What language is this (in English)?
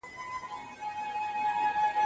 Pashto